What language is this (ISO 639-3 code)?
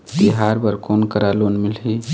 hne